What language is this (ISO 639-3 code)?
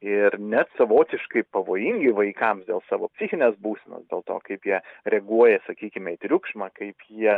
lit